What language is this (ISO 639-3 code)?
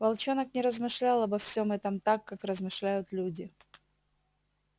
rus